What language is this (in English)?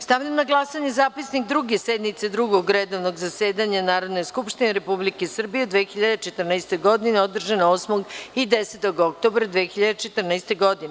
Serbian